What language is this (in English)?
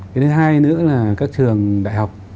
Vietnamese